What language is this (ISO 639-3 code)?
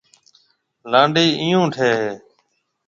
mve